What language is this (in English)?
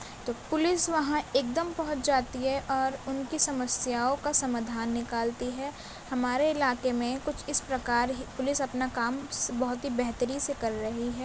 Urdu